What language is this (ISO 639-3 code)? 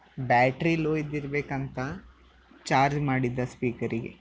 kan